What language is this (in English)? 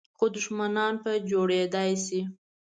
Pashto